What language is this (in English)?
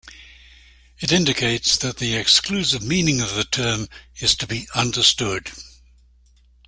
English